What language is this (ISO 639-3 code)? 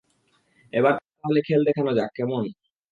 ben